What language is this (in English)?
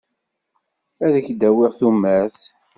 Kabyle